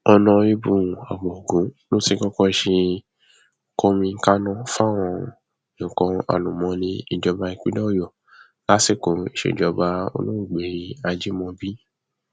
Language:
Yoruba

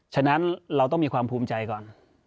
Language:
Thai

